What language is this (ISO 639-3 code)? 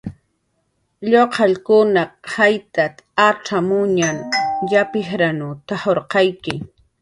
jqr